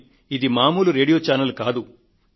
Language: Telugu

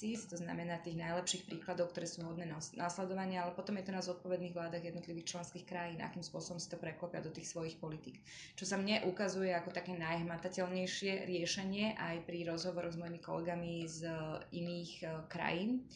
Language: Slovak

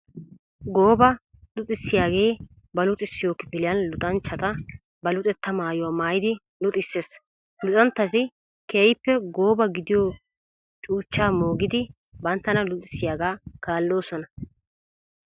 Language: Wolaytta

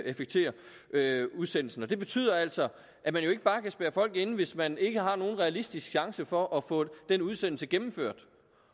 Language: Danish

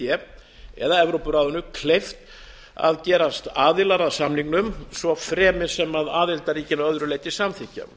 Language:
Icelandic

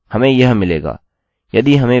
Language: Hindi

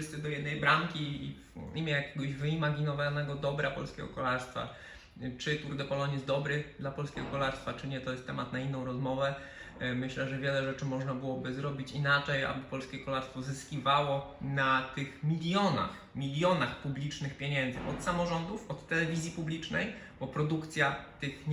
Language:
Polish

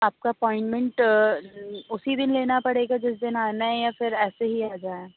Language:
Urdu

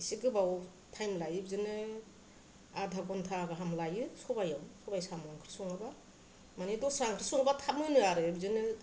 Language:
Bodo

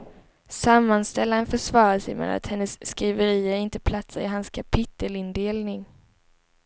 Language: Swedish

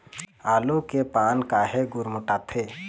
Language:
Chhattisgarhi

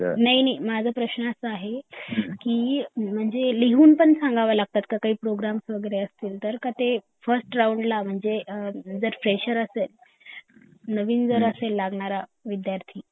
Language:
Marathi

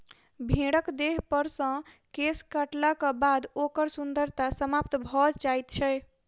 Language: Maithili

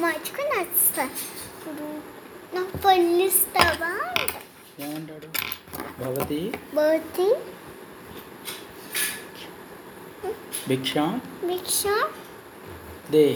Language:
Telugu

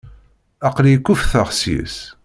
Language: Kabyle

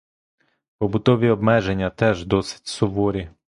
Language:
Ukrainian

